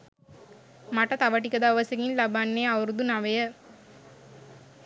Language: Sinhala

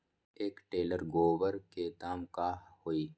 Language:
Magahi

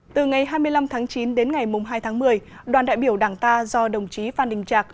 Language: Vietnamese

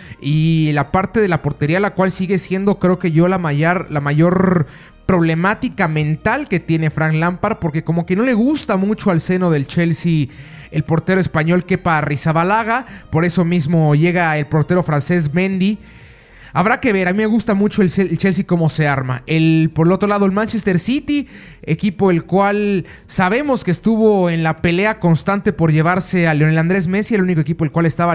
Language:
Spanish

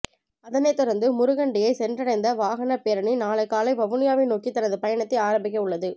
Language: Tamil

